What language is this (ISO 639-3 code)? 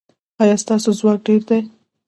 pus